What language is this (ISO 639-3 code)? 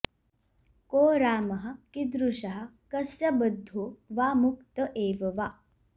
san